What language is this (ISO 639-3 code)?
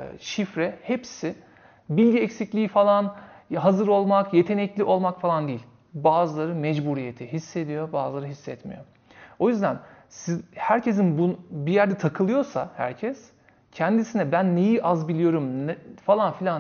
tur